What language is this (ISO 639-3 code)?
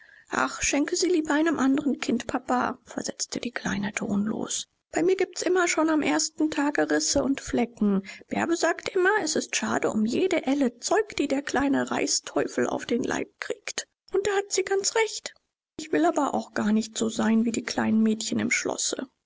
deu